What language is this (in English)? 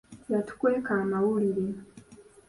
Ganda